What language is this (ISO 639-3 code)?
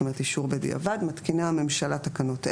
heb